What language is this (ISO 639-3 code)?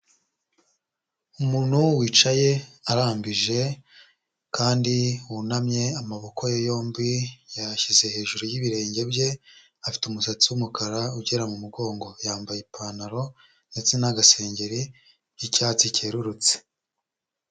kin